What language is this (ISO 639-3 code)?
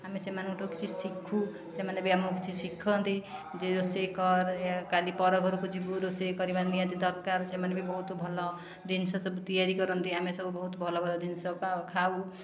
ori